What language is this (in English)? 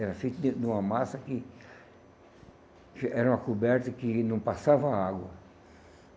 Portuguese